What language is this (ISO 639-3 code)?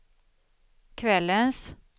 swe